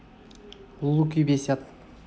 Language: Russian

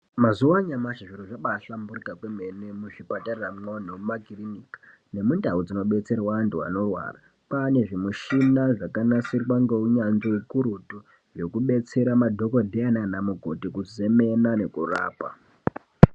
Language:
Ndau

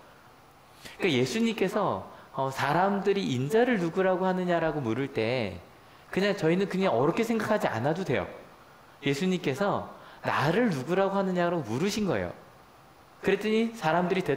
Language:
Korean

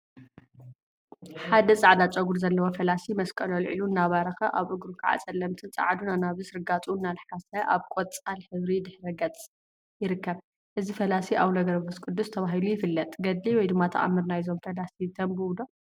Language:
Tigrinya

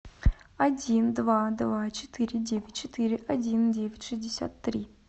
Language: Russian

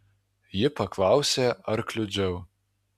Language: Lithuanian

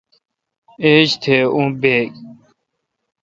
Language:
Kalkoti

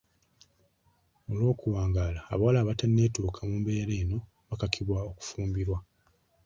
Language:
Ganda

